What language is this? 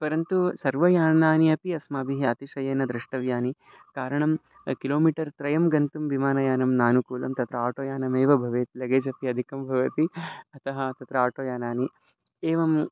Sanskrit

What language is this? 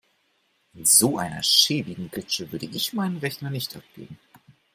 German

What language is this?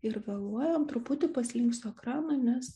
Lithuanian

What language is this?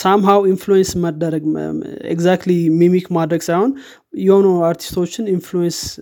Amharic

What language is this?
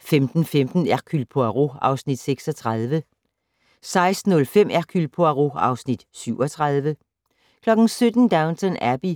Danish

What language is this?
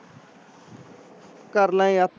Punjabi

